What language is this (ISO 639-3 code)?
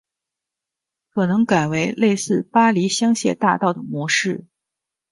zho